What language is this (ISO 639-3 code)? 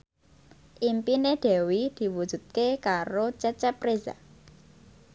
jav